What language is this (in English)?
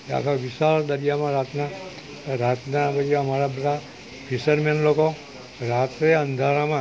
Gujarati